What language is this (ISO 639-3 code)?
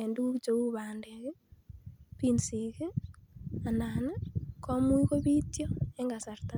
kln